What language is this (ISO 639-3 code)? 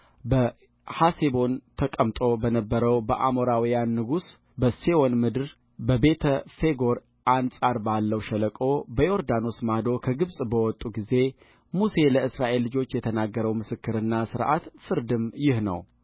amh